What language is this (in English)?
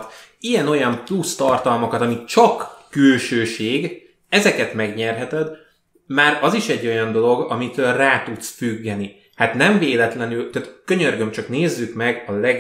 Hungarian